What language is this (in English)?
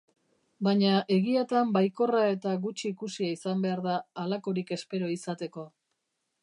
Basque